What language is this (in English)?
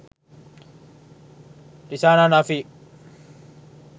Sinhala